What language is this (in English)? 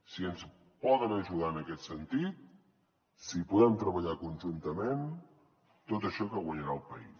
Catalan